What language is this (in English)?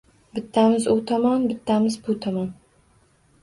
Uzbek